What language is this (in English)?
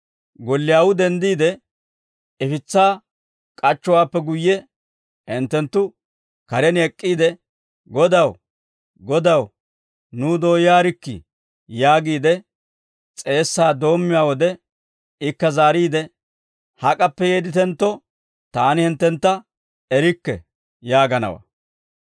Dawro